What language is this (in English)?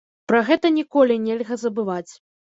Belarusian